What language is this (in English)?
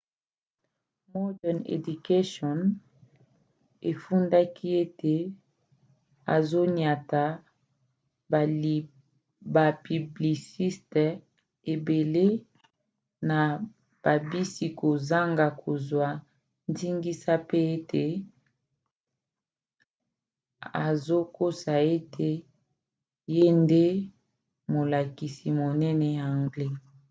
Lingala